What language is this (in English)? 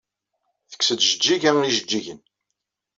Kabyle